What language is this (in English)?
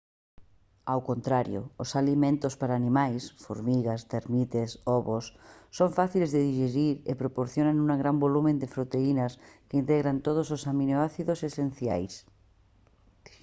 Galician